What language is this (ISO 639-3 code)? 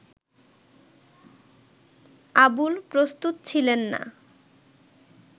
ben